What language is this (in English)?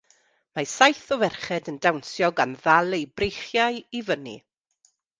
Welsh